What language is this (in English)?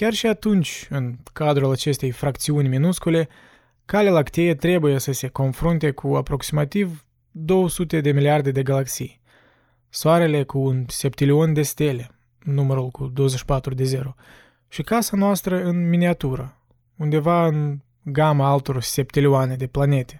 Romanian